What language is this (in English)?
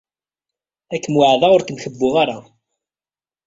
Kabyle